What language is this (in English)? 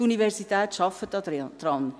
Swiss German